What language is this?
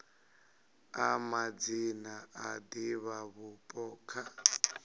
Venda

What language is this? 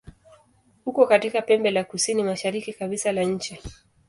Swahili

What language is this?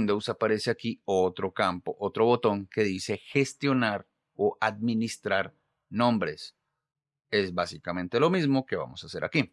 Spanish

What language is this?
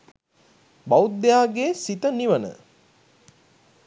Sinhala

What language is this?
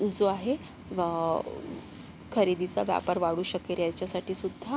Marathi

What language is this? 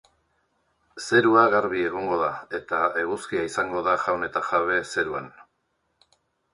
Basque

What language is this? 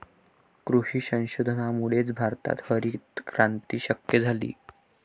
Marathi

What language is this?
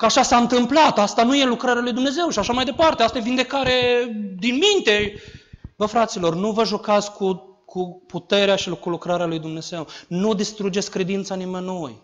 Romanian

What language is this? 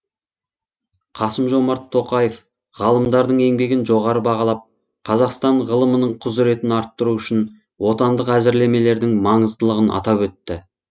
Kazakh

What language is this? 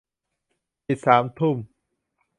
Thai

